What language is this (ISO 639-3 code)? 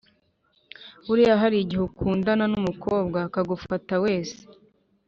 kin